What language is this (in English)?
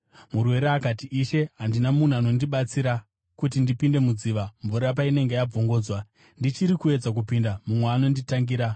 Shona